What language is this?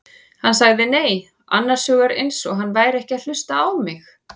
Icelandic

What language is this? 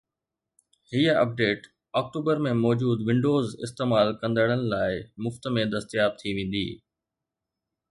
Sindhi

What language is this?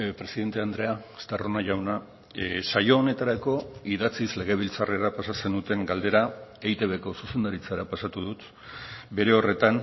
Basque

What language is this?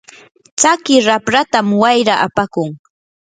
Yanahuanca Pasco Quechua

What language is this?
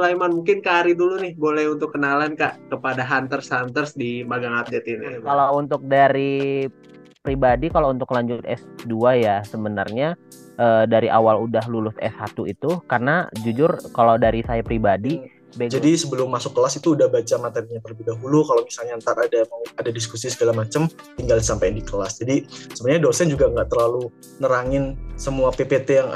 Indonesian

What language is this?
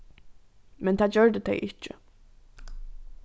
Faroese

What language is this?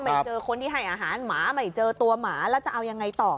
Thai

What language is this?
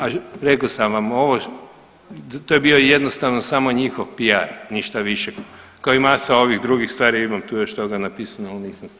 Croatian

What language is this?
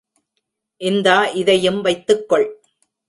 Tamil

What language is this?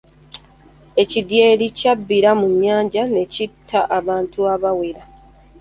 Ganda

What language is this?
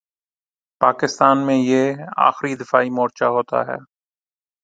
Urdu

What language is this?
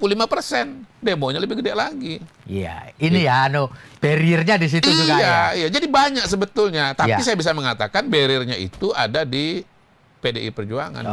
Indonesian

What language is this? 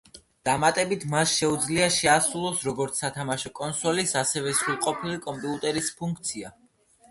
Georgian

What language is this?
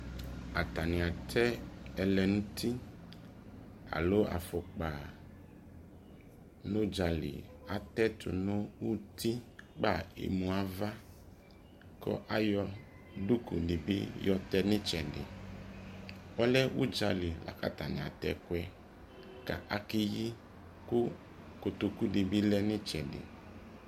Ikposo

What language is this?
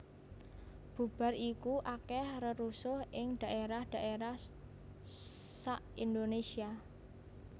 Javanese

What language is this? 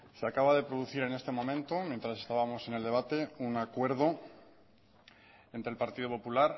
Spanish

